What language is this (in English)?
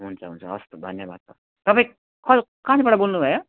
Nepali